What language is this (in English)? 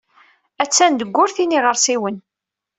Kabyle